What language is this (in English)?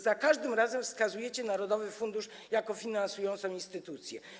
Polish